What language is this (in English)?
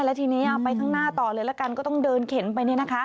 Thai